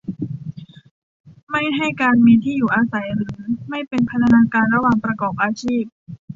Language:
Thai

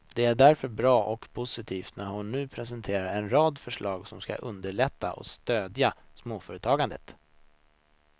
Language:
Swedish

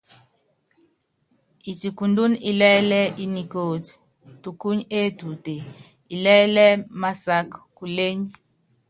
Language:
Yangben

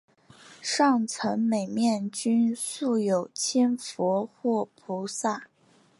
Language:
Chinese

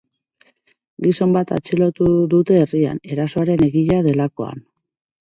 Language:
Basque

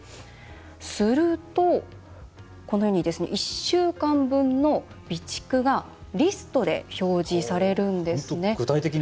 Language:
Japanese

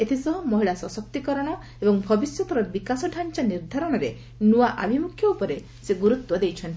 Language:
Odia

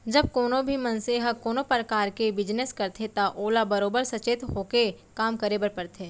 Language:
Chhattisgarhi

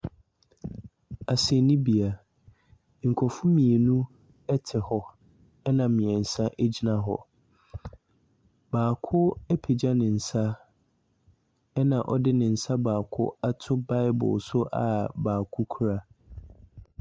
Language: Akan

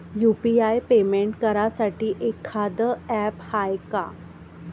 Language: Marathi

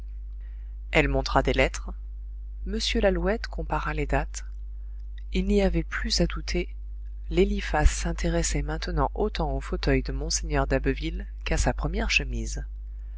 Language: French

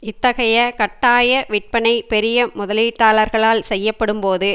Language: Tamil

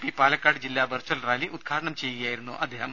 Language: Malayalam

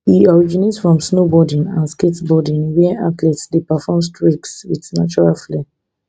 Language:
Nigerian Pidgin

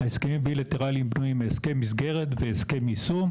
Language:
Hebrew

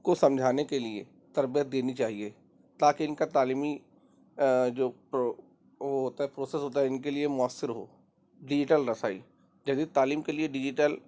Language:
Urdu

